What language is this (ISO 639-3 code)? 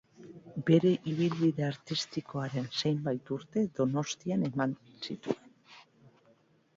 eus